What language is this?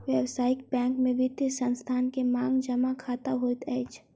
Maithili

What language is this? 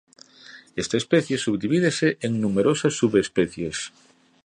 Galician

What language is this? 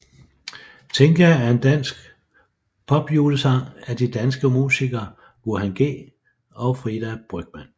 Danish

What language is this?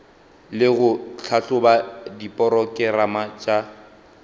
Northern Sotho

